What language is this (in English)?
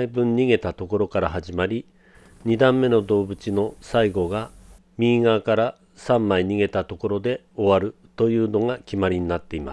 Japanese